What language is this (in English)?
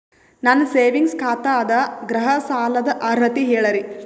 Kannada